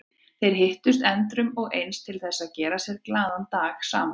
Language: Icelandic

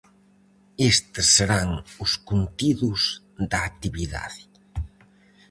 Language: Galician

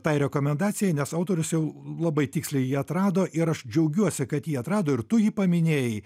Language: Lithuanian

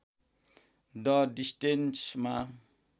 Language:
Nepali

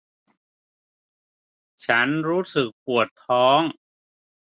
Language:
Thai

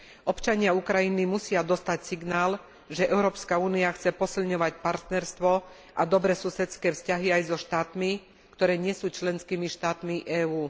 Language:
Slovak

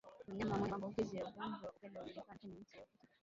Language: Swahili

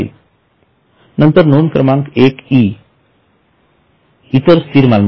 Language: Marathi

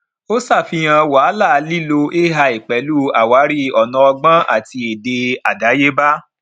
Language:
Yoruba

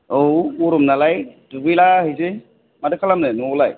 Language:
Bodo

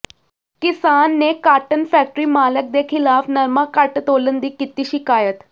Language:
Punjabi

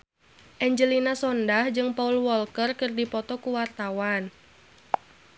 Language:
Sundanese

